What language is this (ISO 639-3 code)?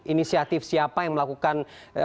ind